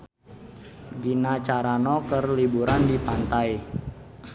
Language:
Sundanese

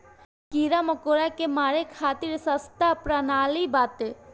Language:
Bhojpuri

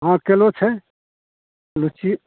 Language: Maithili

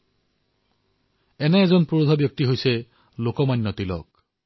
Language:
Assamese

